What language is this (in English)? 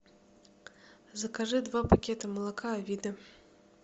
Russian